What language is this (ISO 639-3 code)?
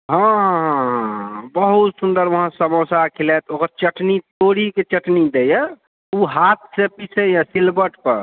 mai